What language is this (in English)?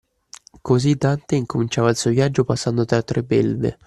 Italian